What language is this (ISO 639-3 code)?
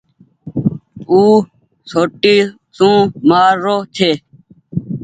gig